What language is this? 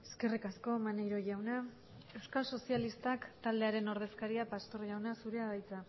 Basque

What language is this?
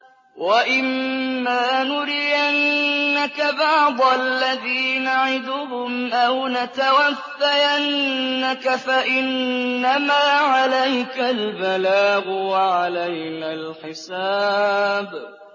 Arabic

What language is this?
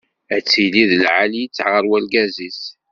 Kabyle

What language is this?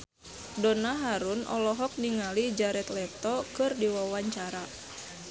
Sundanese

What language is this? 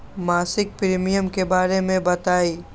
Magahi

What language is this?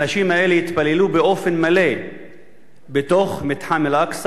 Hebrew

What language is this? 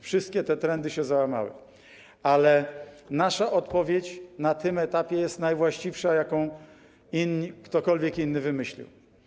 Polish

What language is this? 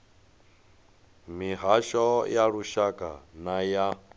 Venda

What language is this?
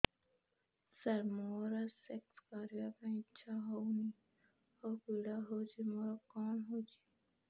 Odia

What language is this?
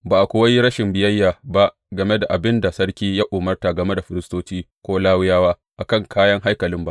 Hausa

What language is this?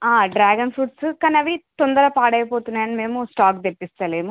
Telugu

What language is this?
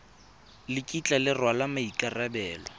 Tswana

